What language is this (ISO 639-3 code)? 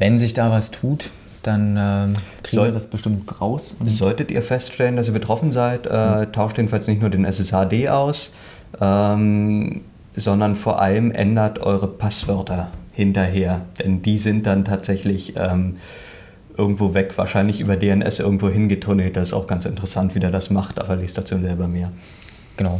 deu